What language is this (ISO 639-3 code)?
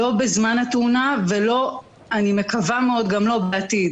heb